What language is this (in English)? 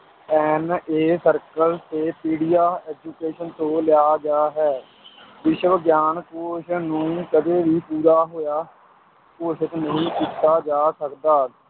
Punjabi